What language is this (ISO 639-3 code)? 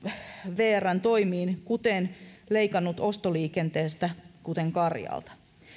fin